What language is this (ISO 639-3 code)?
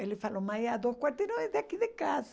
por